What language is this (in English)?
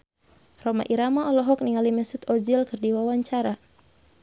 Sundanese